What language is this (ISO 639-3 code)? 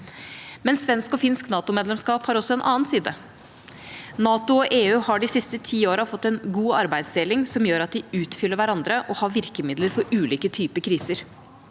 nor